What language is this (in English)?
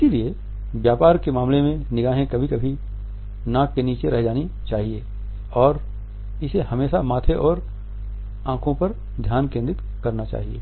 Hindi